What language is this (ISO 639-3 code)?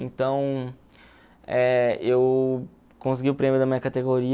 por